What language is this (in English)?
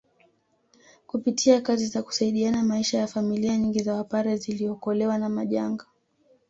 Swahili